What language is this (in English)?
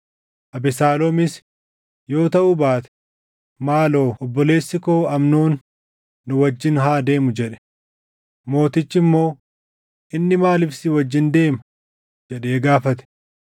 Oromo